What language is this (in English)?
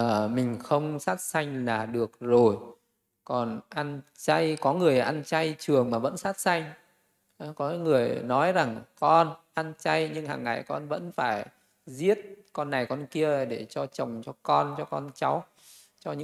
Vietnamese